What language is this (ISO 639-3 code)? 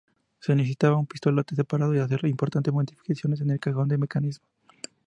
spa